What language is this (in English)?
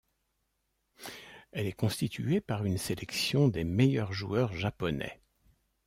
French